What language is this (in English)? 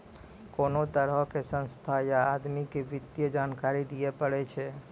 Maithili